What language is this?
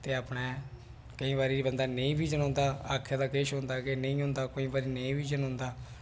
Dogri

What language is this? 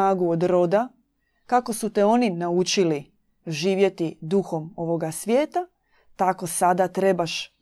Croatian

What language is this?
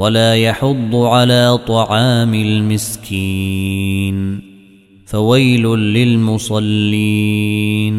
Arabic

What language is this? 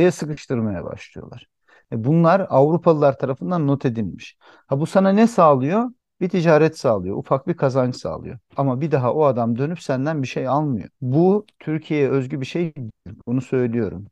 Turkish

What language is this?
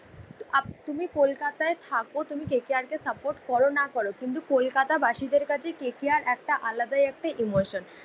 Bangla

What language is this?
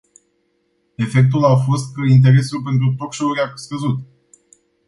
Romanian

